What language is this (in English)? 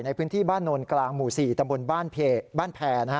Thai